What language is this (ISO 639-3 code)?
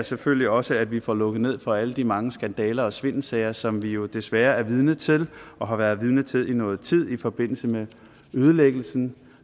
dan